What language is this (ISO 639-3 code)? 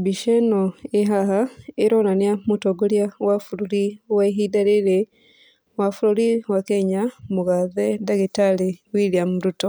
kik